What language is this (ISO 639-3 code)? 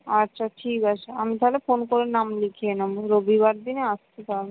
ben